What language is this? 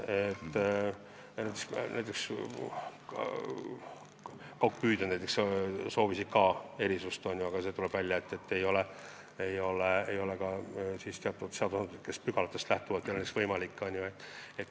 Estonian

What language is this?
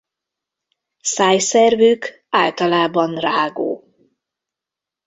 Hungarian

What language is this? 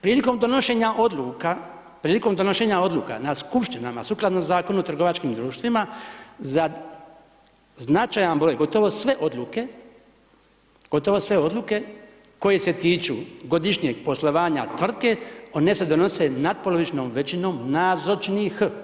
Croatian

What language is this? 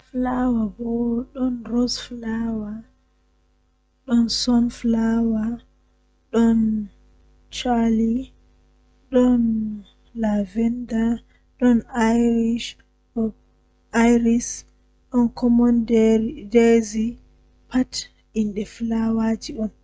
Western Niger Fulfulde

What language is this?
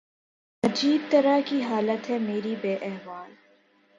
Urdu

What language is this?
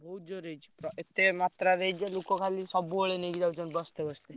Odia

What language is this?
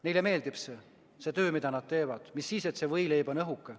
Estonian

